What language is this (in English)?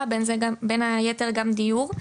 Hebrew